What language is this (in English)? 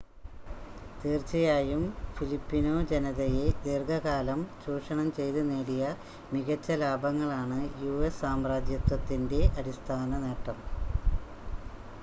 Malayalam